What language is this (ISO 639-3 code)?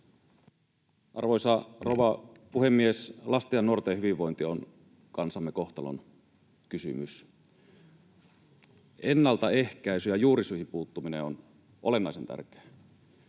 fin